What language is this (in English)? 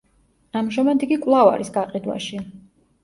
Georgian